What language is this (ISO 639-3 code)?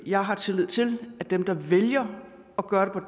dan